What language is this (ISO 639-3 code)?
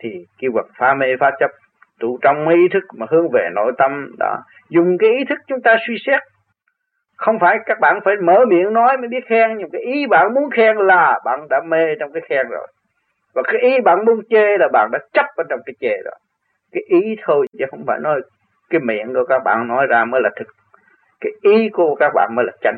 vie